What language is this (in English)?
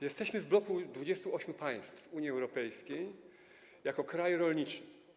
Polish